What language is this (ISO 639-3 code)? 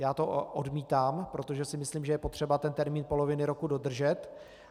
ces